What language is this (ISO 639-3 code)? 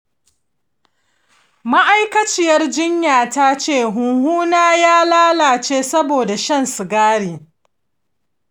hau